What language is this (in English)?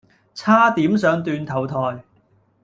Cantonese